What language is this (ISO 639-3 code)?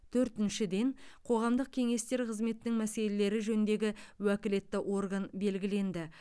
kaz